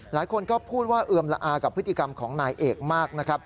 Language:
Thai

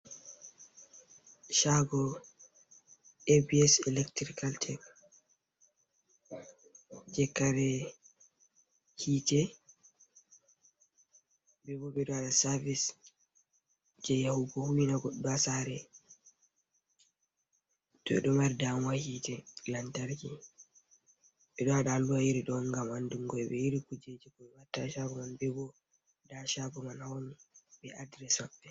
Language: Fula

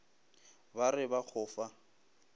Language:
Northern Sotho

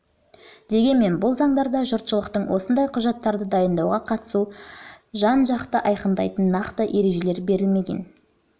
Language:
Kazakh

